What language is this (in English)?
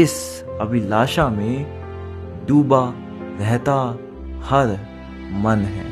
Hindi